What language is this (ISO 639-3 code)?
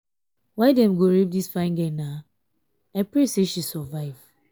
pcm